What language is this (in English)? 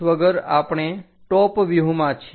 Gujarati